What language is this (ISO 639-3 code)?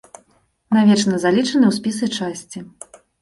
bel